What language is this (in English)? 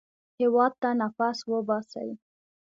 Pashto